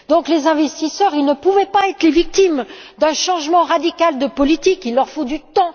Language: French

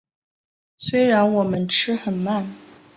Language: Chinese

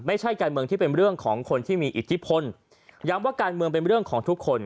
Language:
Thai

